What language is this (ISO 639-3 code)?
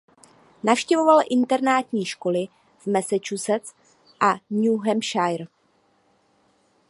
ces